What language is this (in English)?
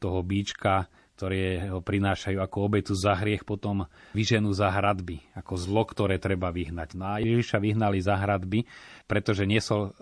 Slovak